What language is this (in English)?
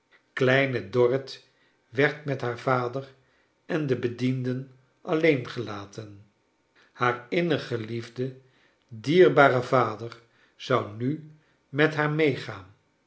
Dutch